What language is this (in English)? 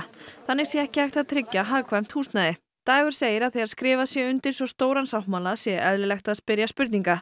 Icelandic